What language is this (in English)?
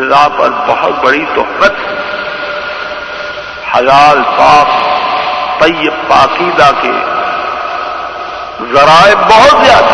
Urdu